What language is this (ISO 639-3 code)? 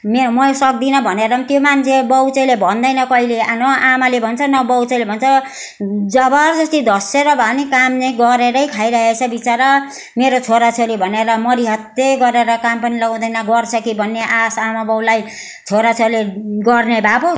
nep